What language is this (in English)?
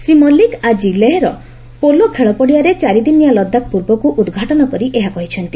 Odia